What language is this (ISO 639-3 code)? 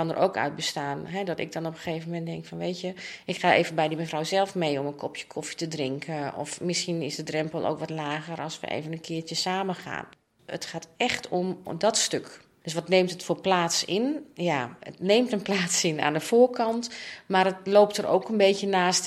nld